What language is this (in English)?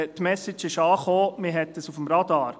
Swiss German